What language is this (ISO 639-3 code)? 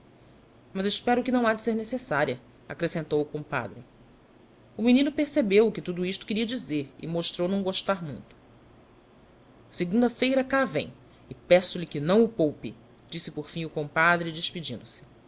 por